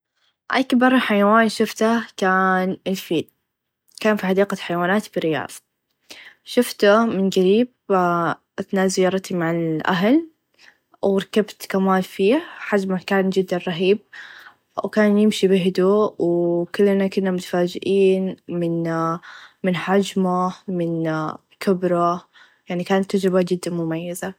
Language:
Najdi Arabic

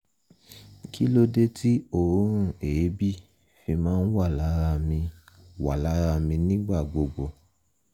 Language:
Yoruba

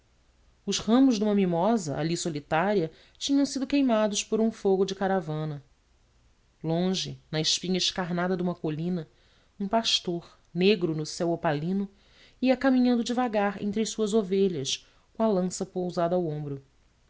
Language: Portuguese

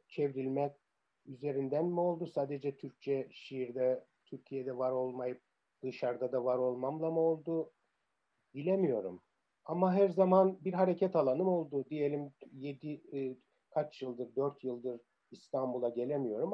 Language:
Turkish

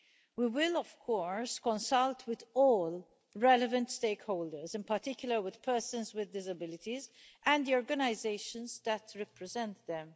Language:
English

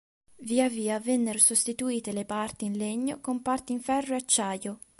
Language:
Italian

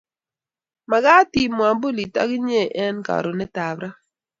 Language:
Kalenjin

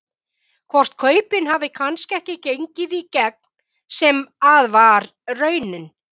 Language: Icelandic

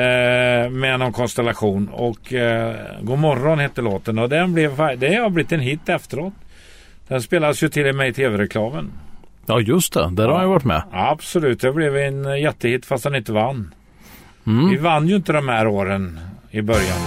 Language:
Swedish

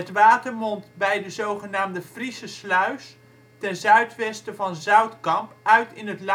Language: Dutch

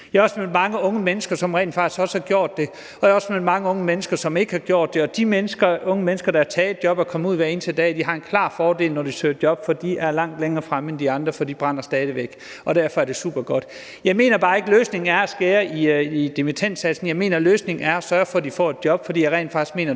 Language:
Danish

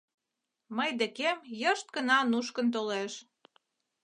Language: Mari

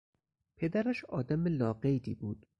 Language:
Persian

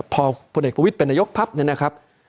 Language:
Thai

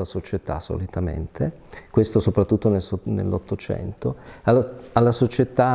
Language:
Italian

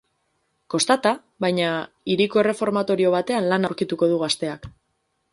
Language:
Basque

